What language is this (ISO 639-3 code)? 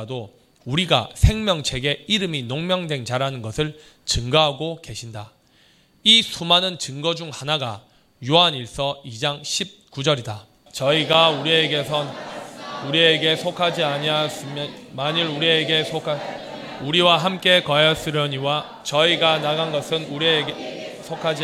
kor